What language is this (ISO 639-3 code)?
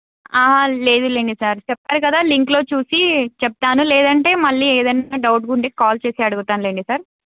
tel